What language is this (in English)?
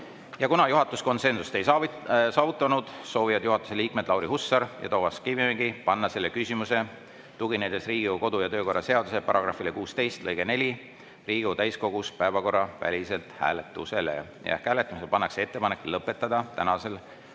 Estonian